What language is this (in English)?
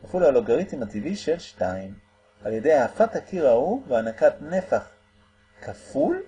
Hebrew